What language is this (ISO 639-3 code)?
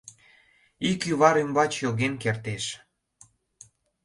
chm